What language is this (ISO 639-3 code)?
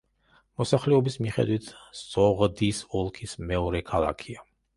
kat